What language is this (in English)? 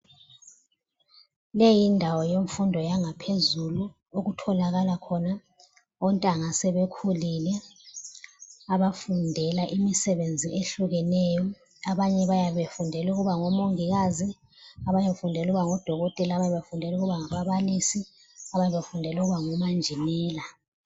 North Ndebele